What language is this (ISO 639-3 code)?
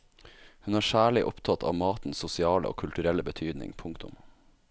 nor